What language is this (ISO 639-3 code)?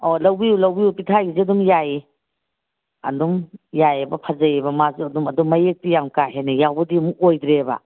mni